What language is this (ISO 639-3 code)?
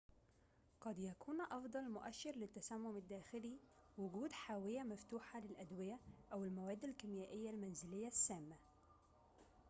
ara